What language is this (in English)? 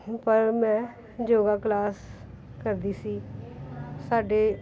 Punjabi